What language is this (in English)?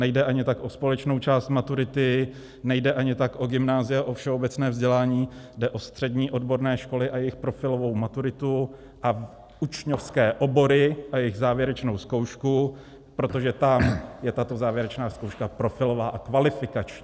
Czech